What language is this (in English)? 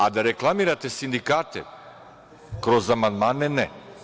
Serbian